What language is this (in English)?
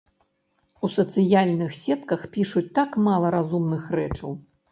Belarusian